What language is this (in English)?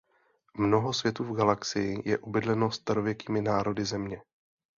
Czech